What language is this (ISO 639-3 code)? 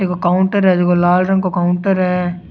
raj